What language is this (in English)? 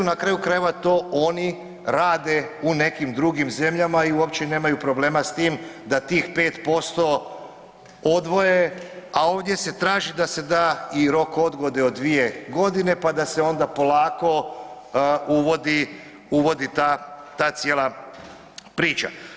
Croatian